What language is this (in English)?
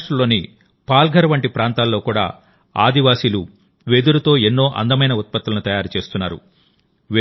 Telugu